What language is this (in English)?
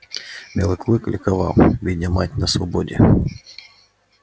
Russian